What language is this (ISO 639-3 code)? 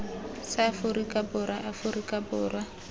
tsn